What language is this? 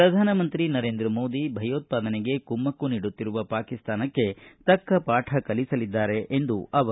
Kannada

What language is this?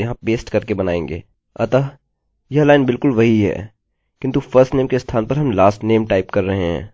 Hindi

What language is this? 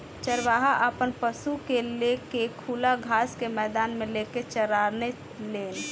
Bhojpuri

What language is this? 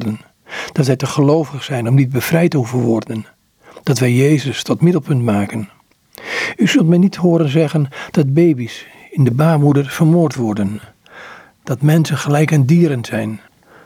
Dutch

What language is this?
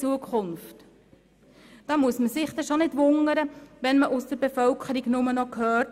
Swiss German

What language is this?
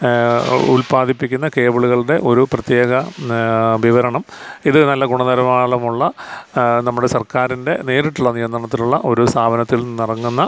Malayalam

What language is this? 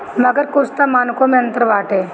Bhojpuri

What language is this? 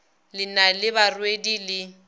Northern Sotho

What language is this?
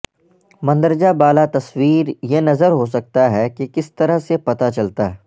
Urdu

